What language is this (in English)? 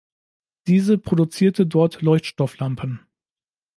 German